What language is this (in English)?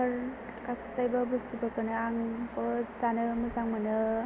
Bodo